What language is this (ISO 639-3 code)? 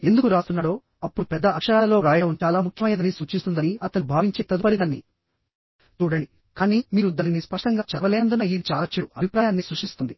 tel